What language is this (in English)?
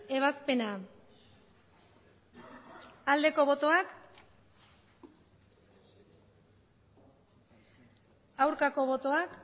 Basque